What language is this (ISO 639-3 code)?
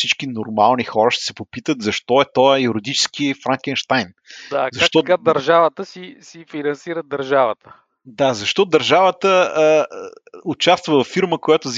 bul